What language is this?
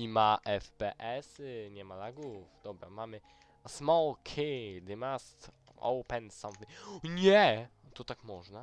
Polish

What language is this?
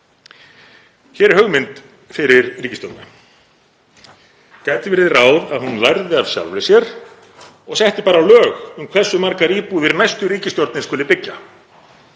Icelandic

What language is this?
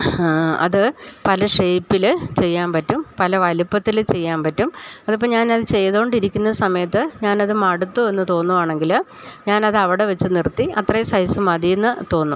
Malayalam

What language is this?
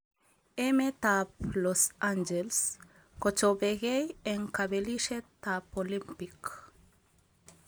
Kalenjin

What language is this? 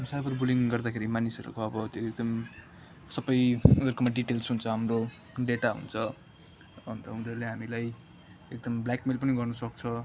Nepali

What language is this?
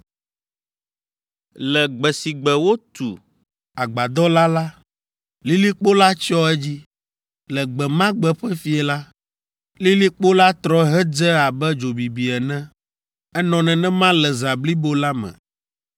Ewe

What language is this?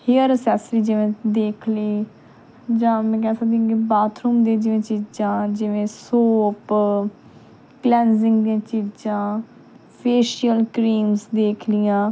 Punjabi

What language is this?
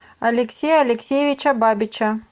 Russian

